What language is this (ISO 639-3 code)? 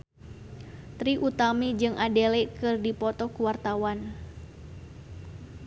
sun